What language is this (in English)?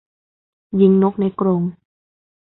Thai